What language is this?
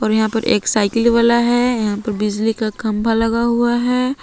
Hindi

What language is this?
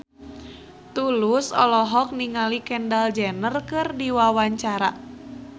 Sundanese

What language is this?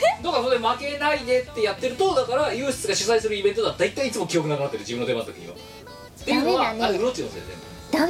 Japanese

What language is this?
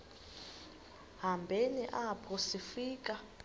Xhosa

